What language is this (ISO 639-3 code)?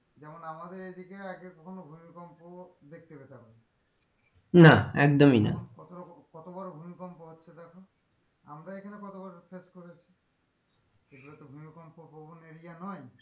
ben